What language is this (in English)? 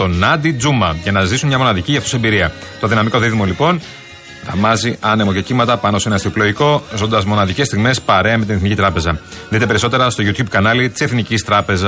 Greek